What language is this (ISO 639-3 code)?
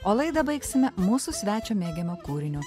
lit